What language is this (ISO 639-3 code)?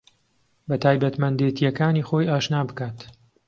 ckb